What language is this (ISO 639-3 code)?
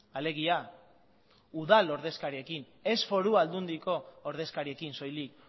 eus